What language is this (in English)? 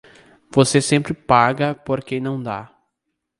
Portuguese